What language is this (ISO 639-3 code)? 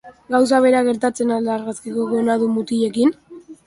eus